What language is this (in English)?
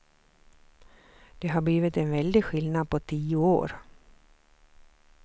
Swedish